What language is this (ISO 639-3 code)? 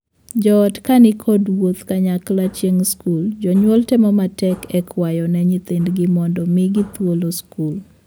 luo